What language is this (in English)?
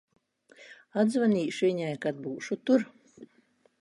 Latvian